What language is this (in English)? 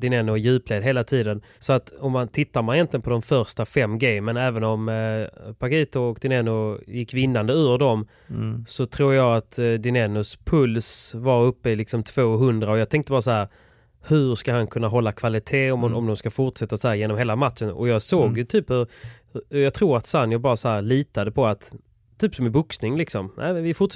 Swedish